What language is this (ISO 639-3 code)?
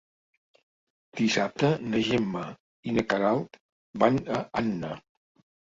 cat